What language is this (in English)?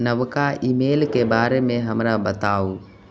Maithili